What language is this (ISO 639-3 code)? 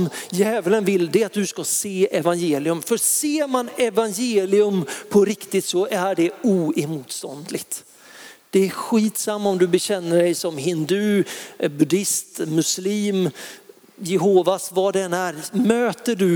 swe